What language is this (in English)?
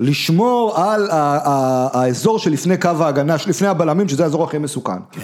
Hebrew